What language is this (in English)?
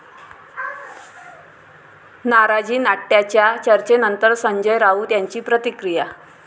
Marathi